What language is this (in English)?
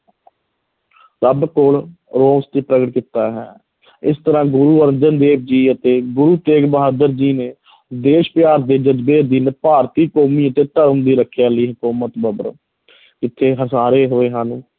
Punjabi